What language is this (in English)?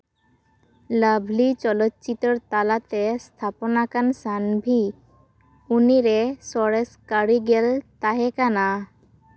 Santali